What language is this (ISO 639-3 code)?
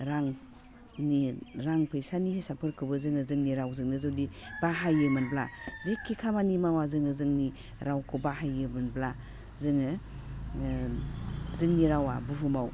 brx